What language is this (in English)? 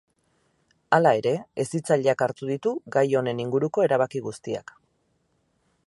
Basque